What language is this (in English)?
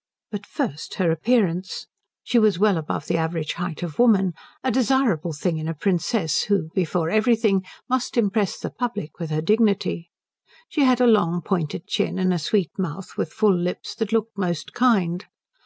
English